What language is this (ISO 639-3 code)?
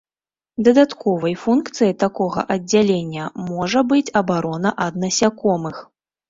bel